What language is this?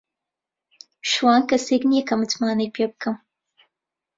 Central Kurdish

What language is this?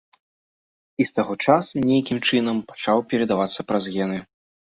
Belarusian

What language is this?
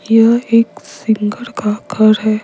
Hindi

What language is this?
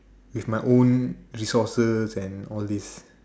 English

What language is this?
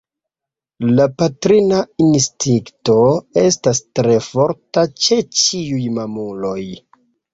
Esperanto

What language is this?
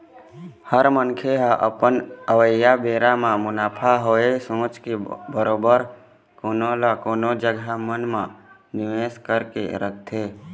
Chhattisgarhi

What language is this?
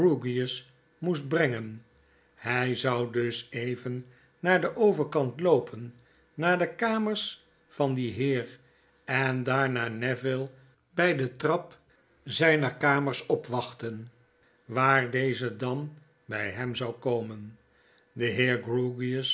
Dutch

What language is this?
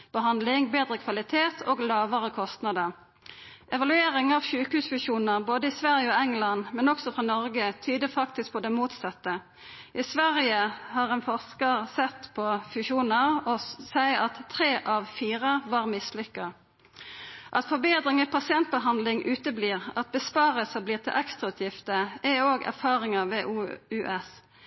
Norwegian Nynorsk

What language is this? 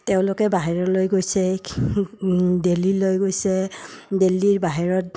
Assamese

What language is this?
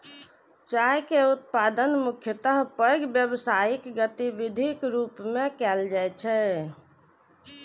Maithili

